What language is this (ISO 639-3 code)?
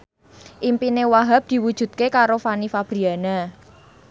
jav